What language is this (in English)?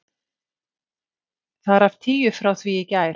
Icelandic